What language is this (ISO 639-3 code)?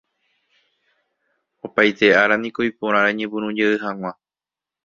grn